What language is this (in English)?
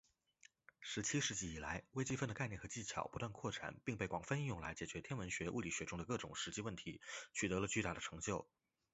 Chinese